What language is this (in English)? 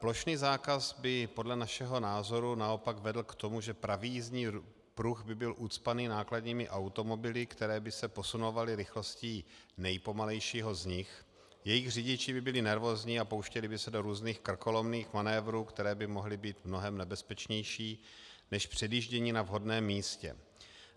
Czech